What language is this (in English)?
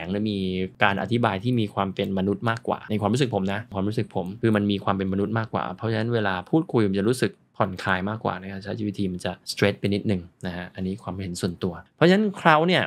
Thai